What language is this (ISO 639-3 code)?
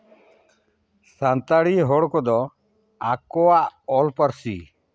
sat